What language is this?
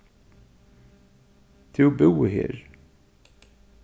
Faroese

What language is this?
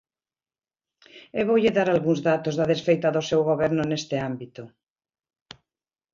Galician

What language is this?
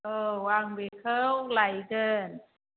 Bodo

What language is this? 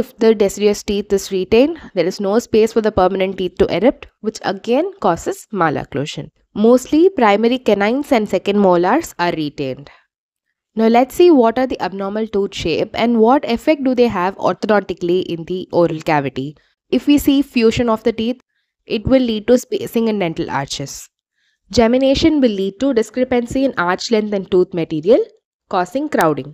English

